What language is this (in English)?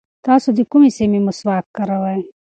Pashto